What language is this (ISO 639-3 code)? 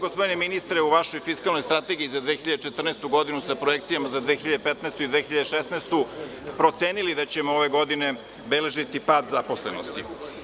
srp